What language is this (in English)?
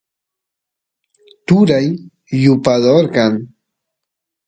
Santiago del Estero Quichua